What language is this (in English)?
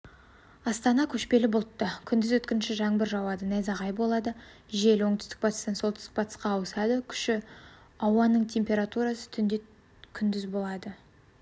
Kazakh